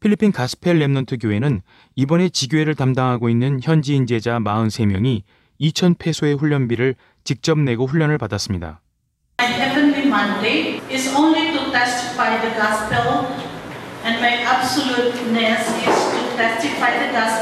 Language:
Korean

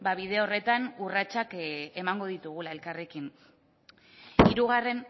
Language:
Basque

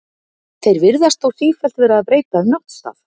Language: Icelandic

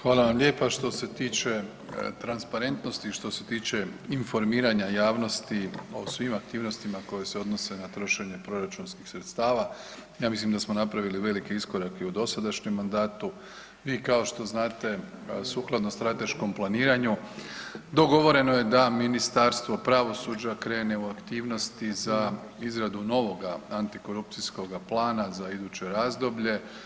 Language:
Croatian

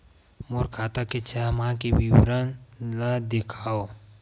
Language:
Chhattisgarhi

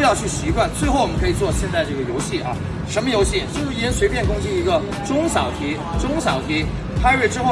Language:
Chinese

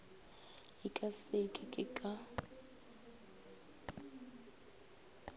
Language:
Northern Sotho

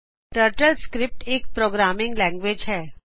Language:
Punjabi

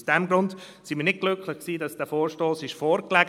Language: Swiss German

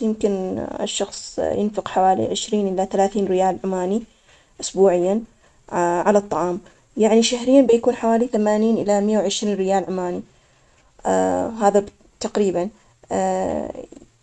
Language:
Omani Arabic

